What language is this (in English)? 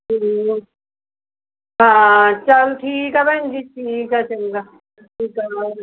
Punjabi